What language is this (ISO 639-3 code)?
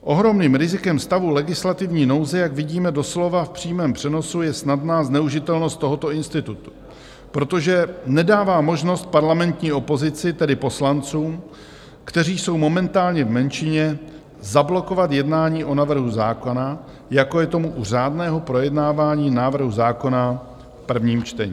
ces